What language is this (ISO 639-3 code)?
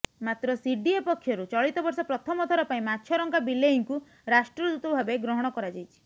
ori